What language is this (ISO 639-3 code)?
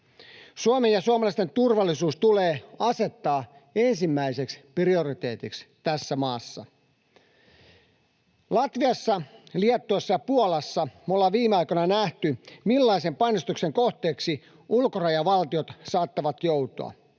fin